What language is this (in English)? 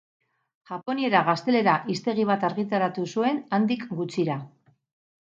Basque